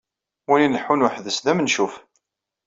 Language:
Kabyle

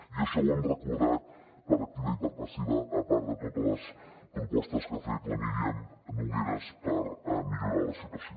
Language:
Catalan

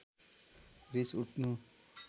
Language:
Nepali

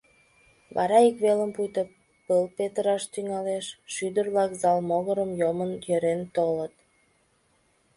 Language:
Mari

